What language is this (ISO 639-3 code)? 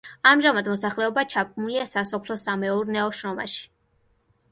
kat